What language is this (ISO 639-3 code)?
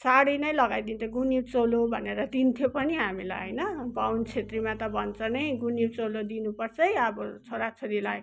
nep